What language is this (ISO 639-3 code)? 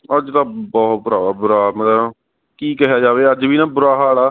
pan